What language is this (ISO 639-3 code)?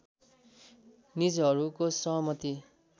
nep